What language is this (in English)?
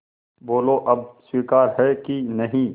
Hindi